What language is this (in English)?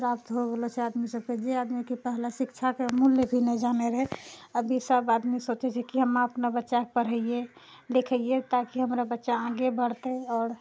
Maithili